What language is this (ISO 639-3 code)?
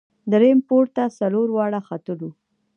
pus